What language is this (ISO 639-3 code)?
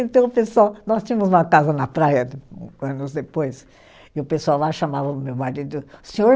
por